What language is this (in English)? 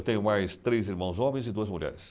Portuguese